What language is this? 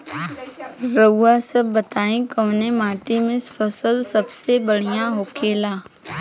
Bhojpuri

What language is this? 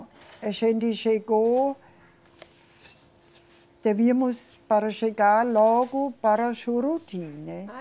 Portuguese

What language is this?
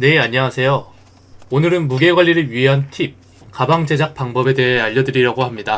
Korean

